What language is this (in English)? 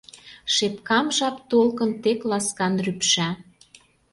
Mari